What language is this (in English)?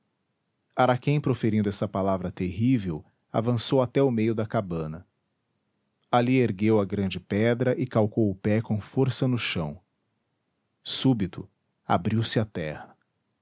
Portuguese